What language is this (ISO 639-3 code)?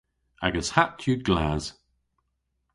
cor